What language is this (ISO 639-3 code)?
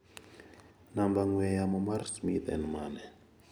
luo